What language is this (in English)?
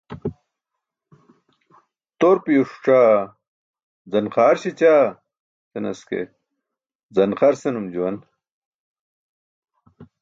Burushaski